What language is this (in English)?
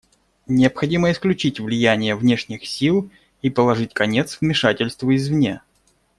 Russian